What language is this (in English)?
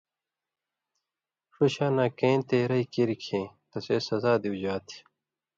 Indus Kohistani